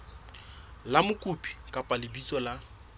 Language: Southern Sotho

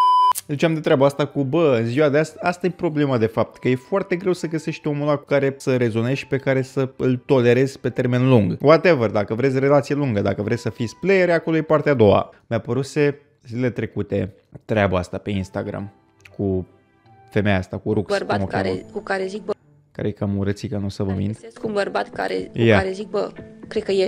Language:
Romanian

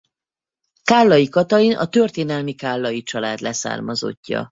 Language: Hungarian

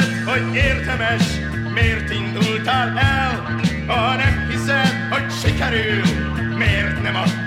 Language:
Hungarian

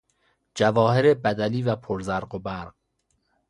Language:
Persian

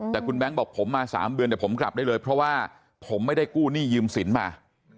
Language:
Thai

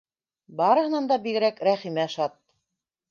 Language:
Bashkir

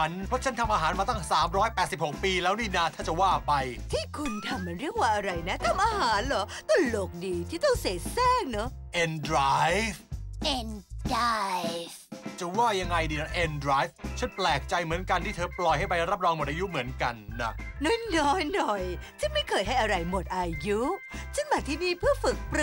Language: Thai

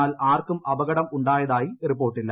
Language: Malayalam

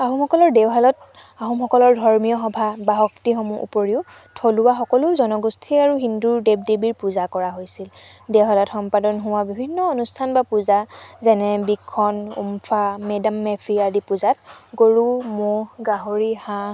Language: Assamese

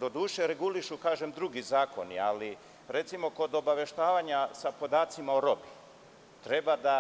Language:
Serbian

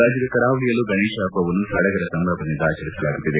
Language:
Kannada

